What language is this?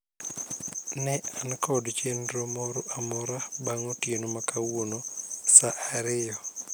Luo (Kenya and Tanzania)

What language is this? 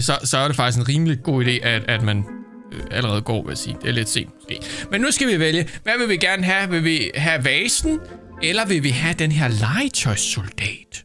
Danish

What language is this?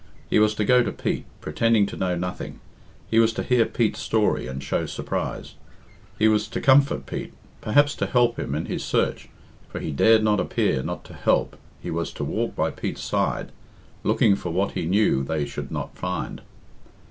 English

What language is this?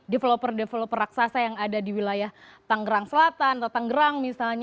Indonesian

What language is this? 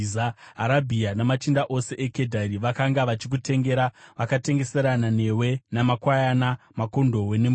Shona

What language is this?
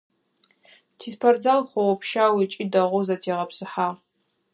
Adyghe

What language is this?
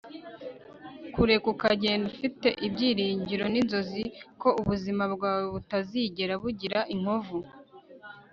Kinyarwanda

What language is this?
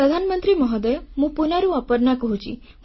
Odia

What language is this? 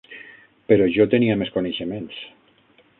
Catalan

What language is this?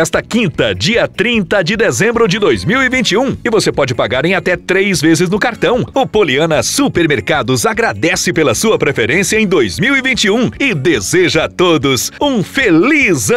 Portuguese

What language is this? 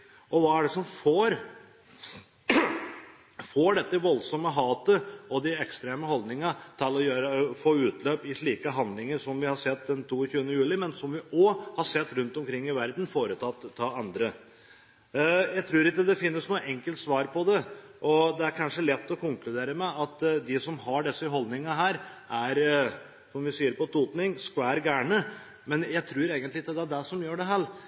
Norwegian Bokmål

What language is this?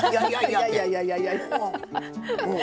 Japanese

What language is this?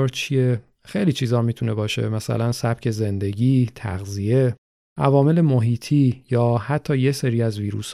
Persian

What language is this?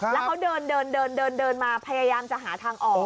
Thai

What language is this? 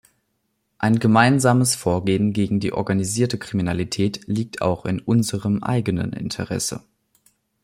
German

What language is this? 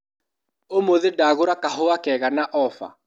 Kikuyu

